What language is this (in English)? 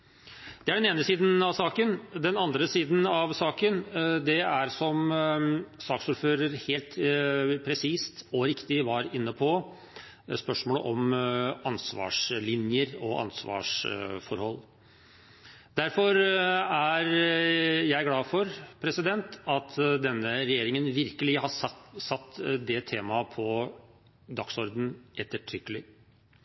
Norwegian Bokmål